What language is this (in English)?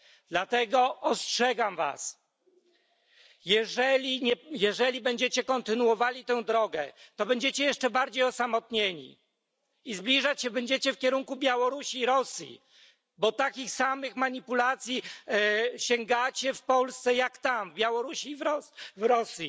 Polish